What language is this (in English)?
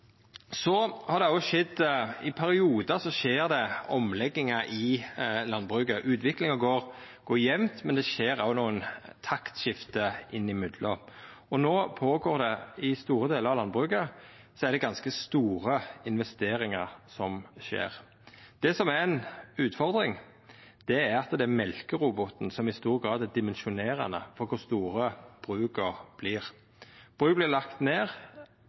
Norwegian Nynorsk